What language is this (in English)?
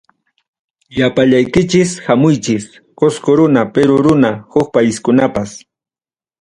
Ayacucho Quechua